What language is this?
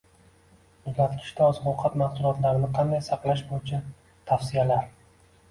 Uzbek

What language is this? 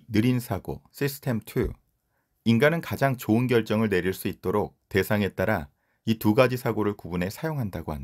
Korean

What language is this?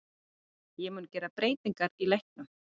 Icelandic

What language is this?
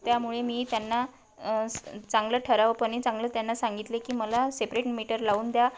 Marathi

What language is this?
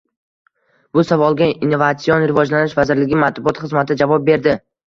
Uzbek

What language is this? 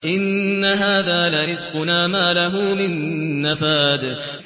Arabic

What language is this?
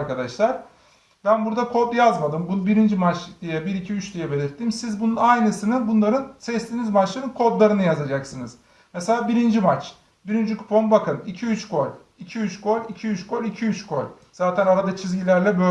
Turkish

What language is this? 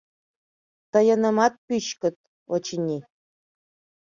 Mari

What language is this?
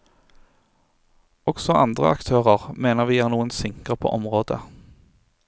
Norwegian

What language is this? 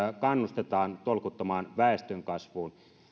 Finnish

